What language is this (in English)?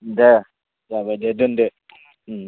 Bodo